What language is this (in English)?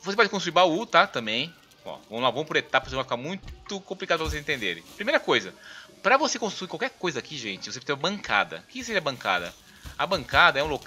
Portuguese